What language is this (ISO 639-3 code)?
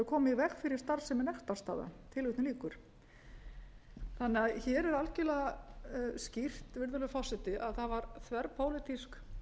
isl